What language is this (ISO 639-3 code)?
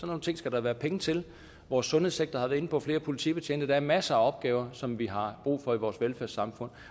dan